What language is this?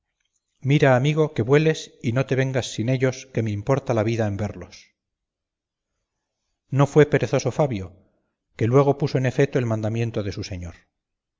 Spanish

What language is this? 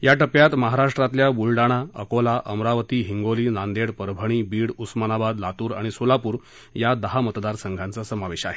Marathi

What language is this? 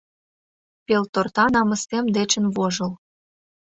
Mari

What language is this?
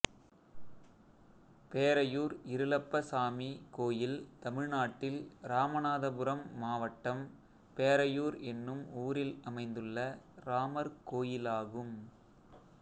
Tamil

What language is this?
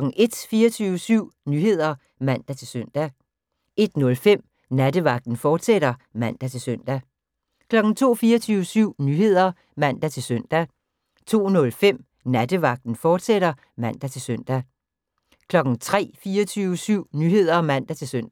Danish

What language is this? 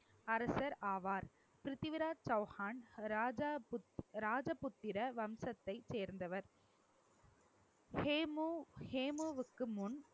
Tamil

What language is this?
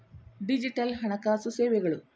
Kannada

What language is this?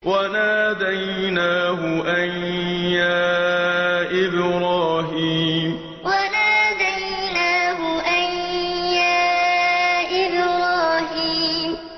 Arabic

